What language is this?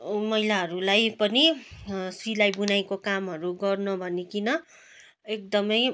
Nepali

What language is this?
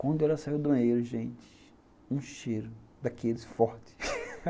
Portuguese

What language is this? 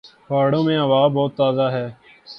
Urdu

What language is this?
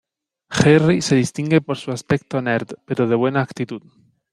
Spanish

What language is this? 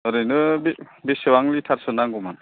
Bodo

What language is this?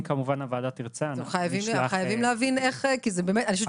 Hebrew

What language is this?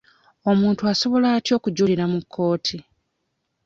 Ganda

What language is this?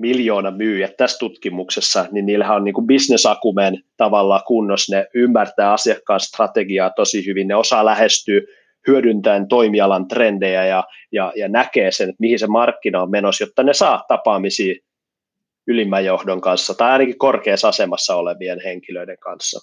Finnish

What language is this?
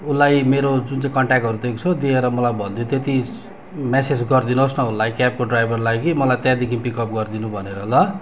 Nepali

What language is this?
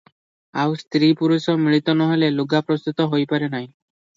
Odia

